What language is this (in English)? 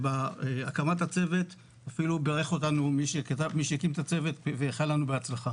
Hebrew